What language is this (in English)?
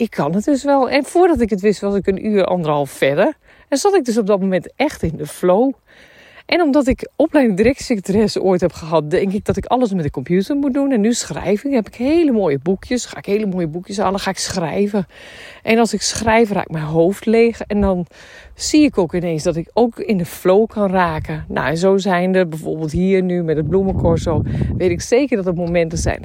Dutch